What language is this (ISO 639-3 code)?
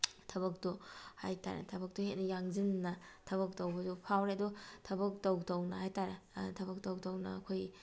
mni